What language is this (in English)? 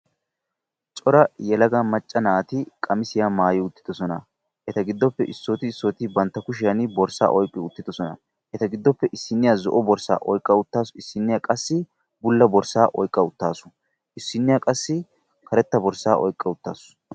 Wolaytta